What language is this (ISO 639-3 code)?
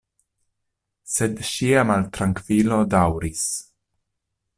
epo